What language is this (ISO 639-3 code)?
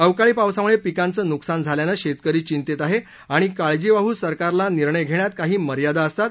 mar